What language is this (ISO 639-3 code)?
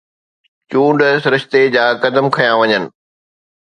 snd